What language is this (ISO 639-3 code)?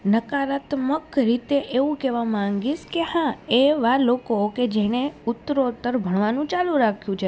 guj